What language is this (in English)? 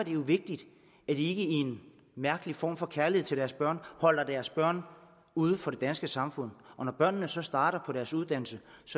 Danish